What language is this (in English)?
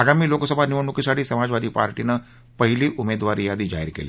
Marathi